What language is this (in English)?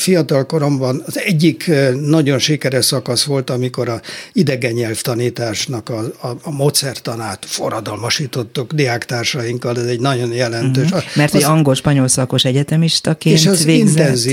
Hungarian